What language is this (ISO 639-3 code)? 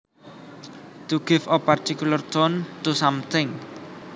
jav